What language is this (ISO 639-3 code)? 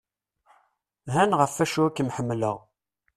kab